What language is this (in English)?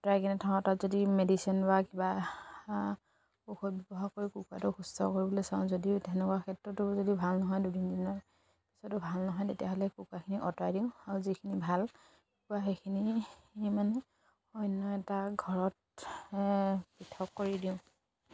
Assamese